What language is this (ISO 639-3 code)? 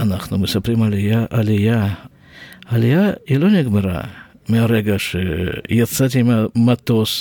heb